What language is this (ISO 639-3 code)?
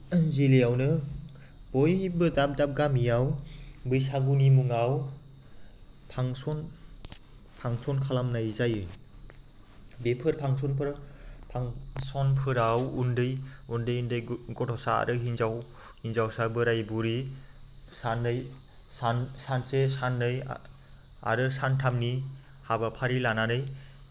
brx